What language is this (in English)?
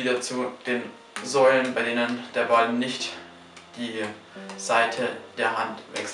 German